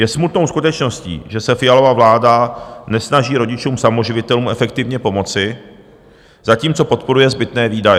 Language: Czech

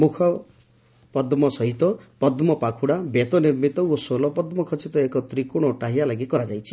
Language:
Odia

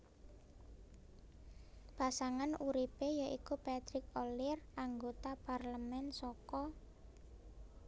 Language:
Javanese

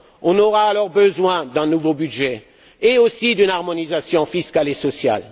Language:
French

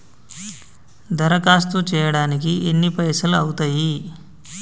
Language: Telugu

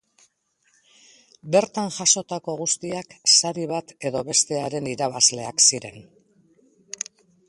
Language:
Basque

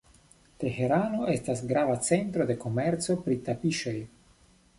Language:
Esperanto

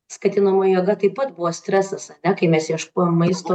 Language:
Lithuanian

